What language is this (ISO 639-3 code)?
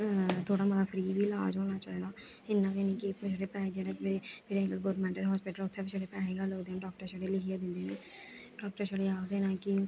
doi